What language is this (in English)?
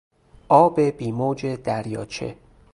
Persian